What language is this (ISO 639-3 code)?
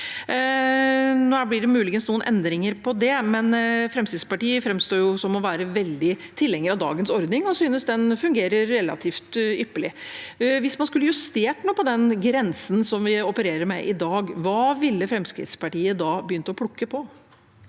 nor